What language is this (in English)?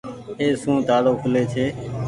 Goaria